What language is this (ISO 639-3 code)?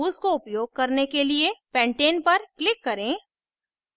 hin